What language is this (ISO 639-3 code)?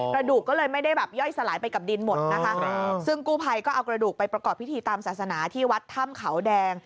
tha